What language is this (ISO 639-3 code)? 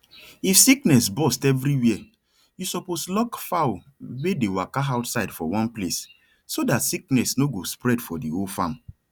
pcm